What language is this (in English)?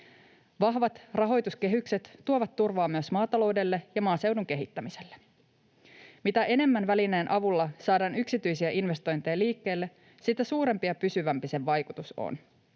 Finnish